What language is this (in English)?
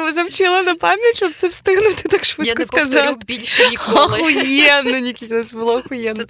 Ukrainian